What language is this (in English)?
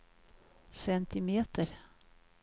Swedish